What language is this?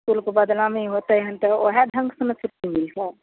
Maithili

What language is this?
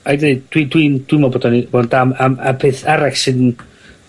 Welsh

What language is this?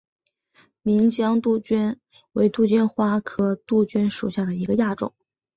Chinese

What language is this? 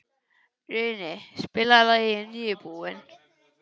Icelandic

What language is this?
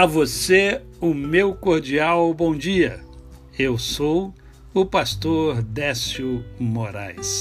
Portuguese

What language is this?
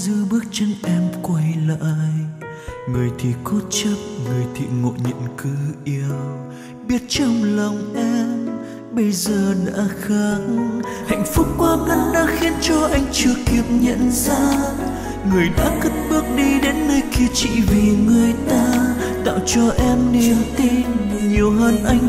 Vietnamese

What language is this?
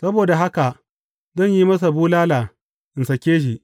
Hausa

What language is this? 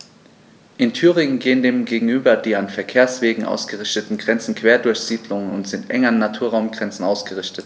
German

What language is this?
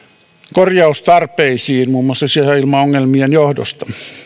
Finnish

